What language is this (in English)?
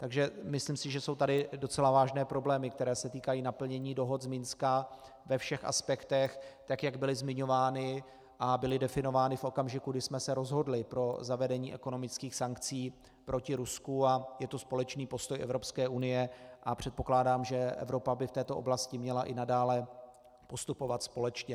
Czech